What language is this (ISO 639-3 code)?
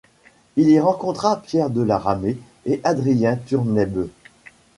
fra